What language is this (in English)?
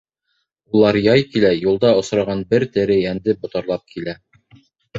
Bashkir